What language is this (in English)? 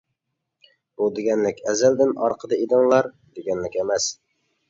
Uyghur